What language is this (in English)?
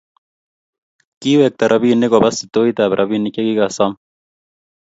Kalenjin